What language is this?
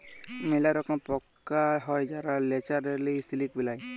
Bangla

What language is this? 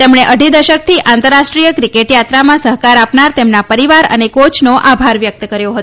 Gujarati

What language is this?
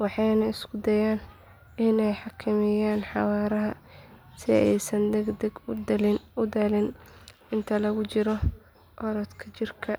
Somali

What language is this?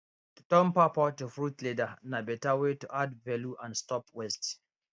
Nigerian Pidgin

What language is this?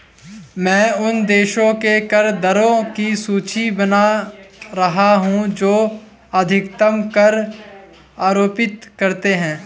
Hindi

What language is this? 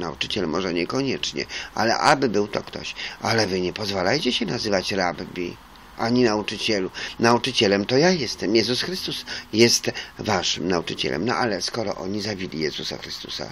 Polish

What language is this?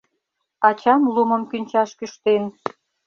Mari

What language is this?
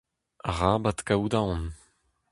Breton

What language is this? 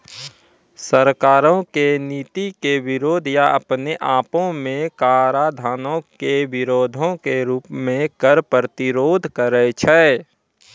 Maithili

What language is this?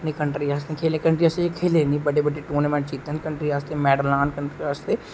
Dogri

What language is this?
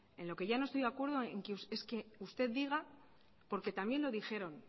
Spanish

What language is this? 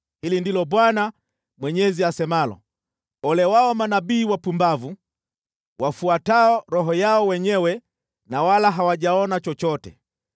Swahili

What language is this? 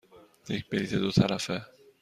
Persian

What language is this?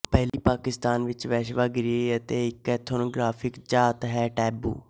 Punjabi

